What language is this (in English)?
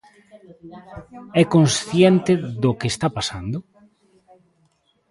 Galician